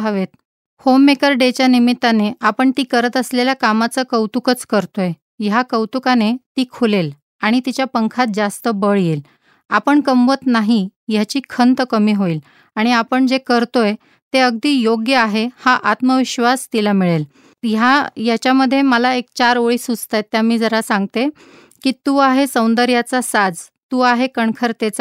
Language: Marathi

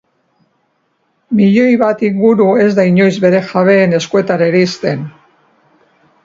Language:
Basque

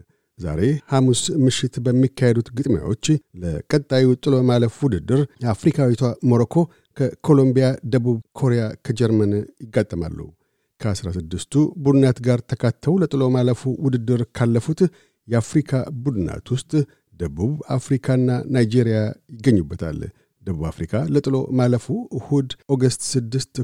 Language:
Amharic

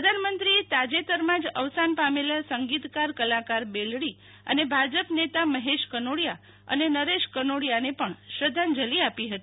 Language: Gujarati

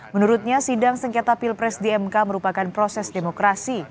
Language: Indonesian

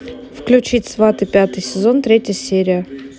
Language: Russian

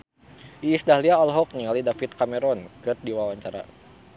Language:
Sundanese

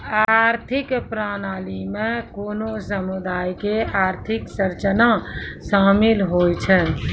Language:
Maithili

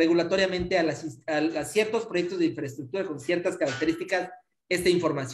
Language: Spanish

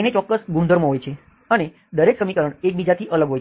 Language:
Gujarati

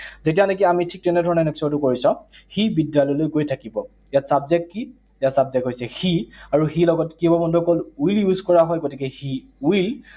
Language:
Assamese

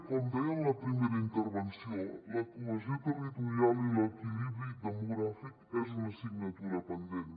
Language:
Catalan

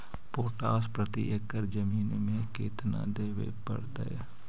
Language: Magahi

